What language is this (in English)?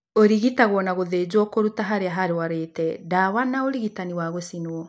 Kikuyu